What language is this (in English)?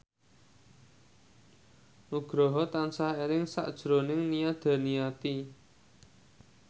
Javanese